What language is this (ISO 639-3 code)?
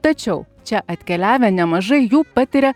lit